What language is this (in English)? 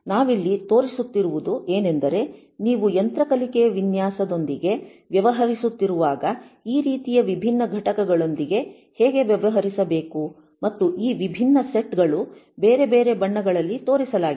Kannada